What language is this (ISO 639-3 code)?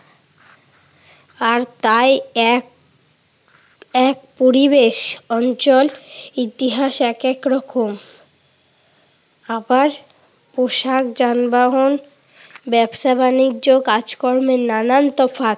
ben